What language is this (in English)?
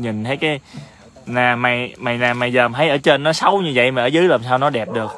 Vietnamese